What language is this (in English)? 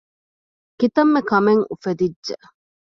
Divehi